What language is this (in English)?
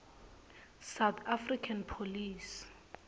Swati